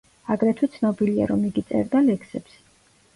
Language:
Georgian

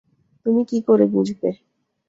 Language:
Bangla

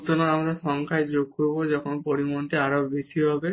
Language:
Bangla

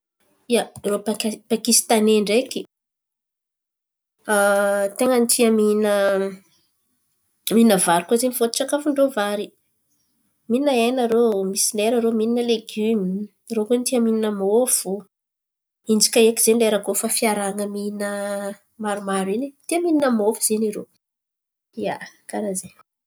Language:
Antankarana Malagasy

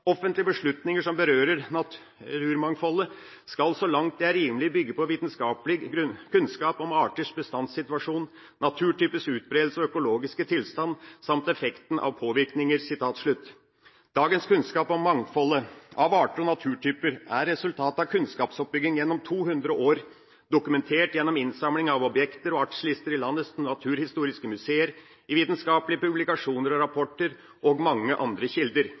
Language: Norwegian Bokmål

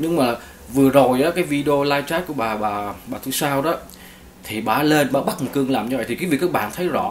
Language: Vietnamese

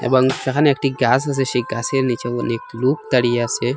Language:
Bangla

